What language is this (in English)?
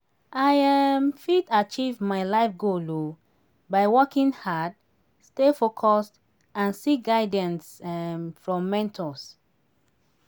Nigerian Pidgin